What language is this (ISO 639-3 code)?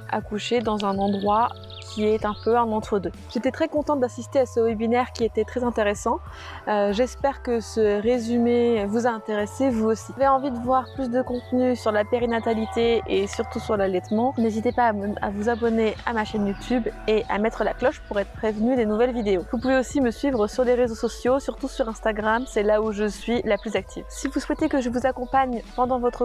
fra